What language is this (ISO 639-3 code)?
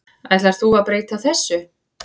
isl